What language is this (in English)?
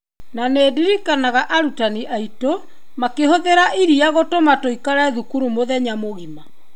Kikuyu